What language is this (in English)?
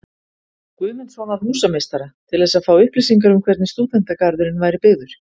Icelandic